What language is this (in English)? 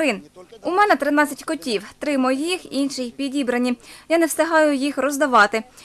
Ukrainian